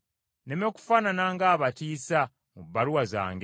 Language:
Ganda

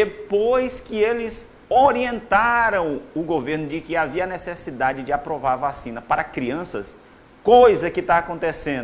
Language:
Portuguese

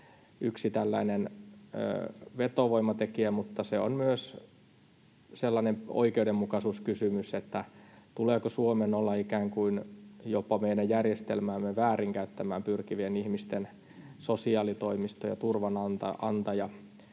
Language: Finnish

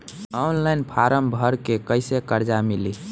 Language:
Bhojpuri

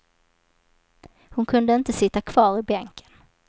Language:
Swedish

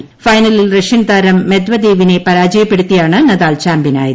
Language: Malayalam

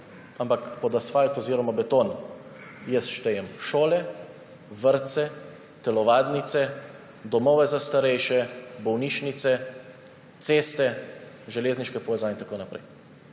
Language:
Slovenian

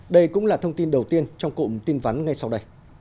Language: Vietnamese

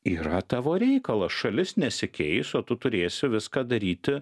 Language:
Lithuanian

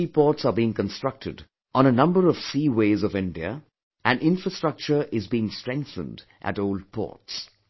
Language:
English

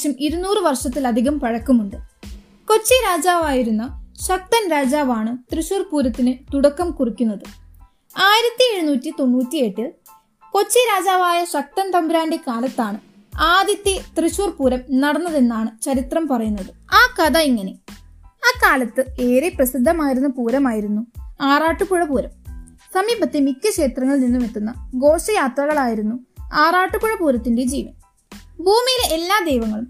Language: Malayalam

